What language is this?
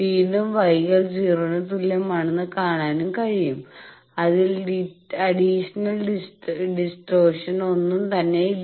Malayalam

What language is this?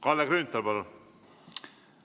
Estonian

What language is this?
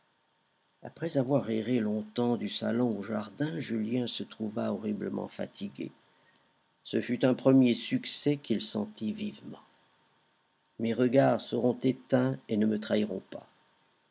French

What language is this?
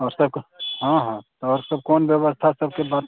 Maithili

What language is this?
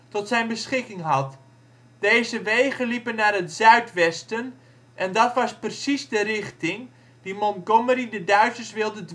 Dutch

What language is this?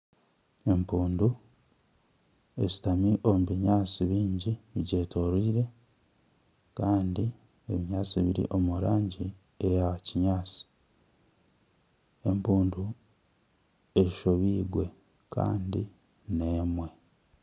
Nyankole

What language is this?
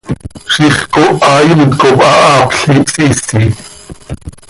Seri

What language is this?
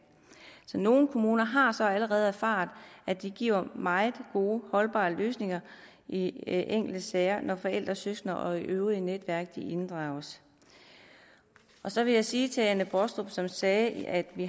Danish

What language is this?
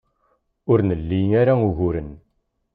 Kabyle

